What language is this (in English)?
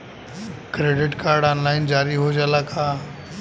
Bhojpuri